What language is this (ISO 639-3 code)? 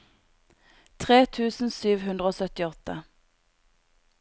nor